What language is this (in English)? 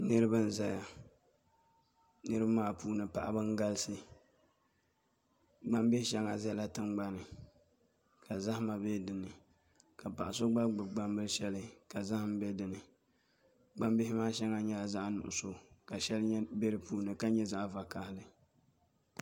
Dagbani